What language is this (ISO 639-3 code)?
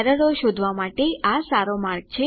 guj